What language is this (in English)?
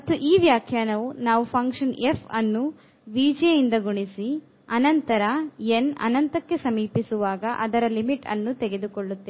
Kannada